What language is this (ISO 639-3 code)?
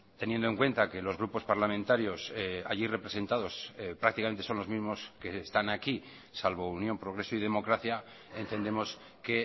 spa